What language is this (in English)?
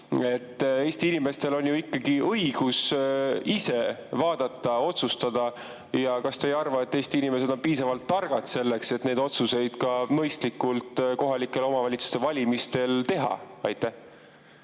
Estonian